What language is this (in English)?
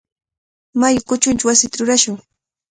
Cajatambo North Lima Quechua